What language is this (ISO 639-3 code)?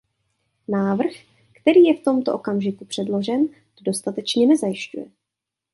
ces